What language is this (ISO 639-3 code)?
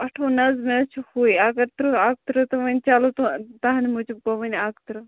kas